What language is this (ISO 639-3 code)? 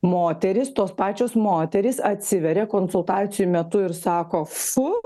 lit